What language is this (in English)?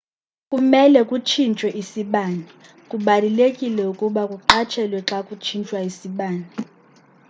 Xhosa